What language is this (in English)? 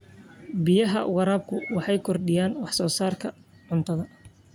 Somali